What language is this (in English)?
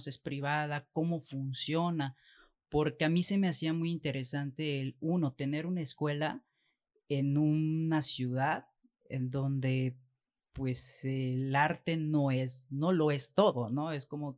Spanish